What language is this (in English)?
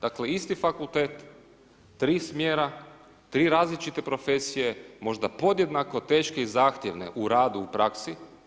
Croatian